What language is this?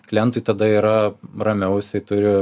Lithuanian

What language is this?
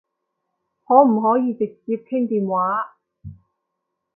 Cantonese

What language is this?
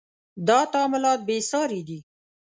Pashto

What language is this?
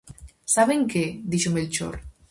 Galician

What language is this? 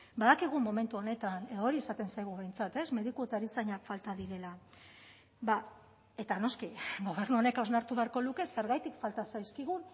Basque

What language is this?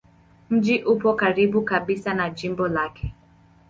Swahili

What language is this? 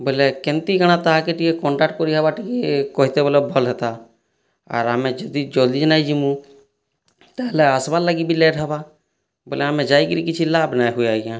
Odia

